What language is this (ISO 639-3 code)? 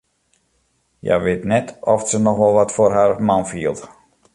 fry